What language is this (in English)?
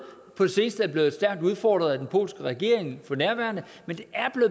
Danish